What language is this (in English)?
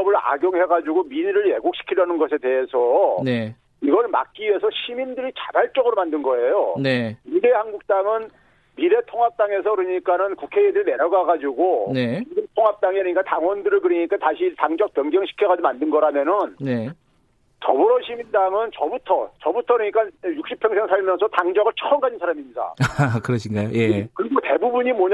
Korean